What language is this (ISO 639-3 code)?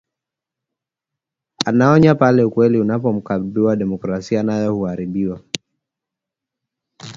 swa